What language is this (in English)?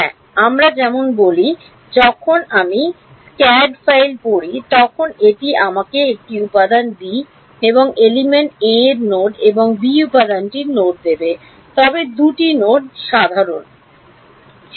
Bangla